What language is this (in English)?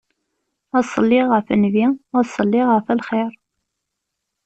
Kabyle